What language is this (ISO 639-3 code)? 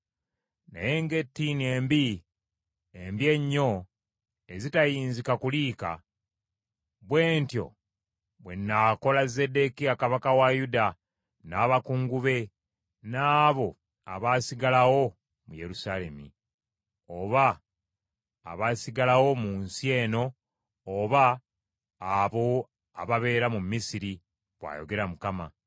lug